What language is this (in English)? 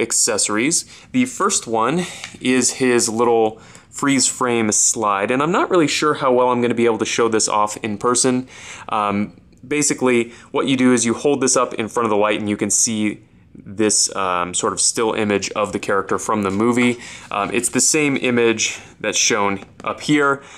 English